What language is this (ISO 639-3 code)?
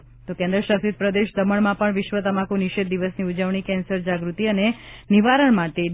guj